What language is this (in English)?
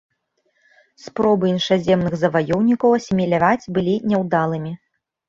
Belarusian